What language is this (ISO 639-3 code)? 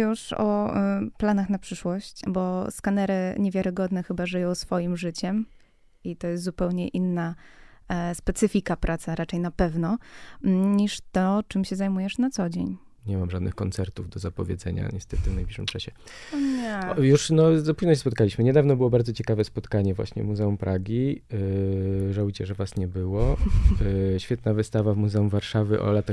pol